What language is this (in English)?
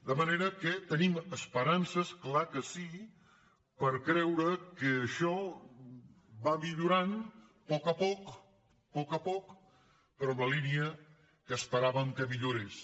Catalan